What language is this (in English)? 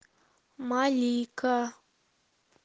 Russian